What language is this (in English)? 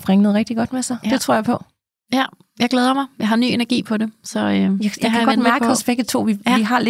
Danish